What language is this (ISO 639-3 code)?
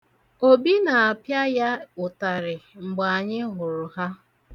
ibo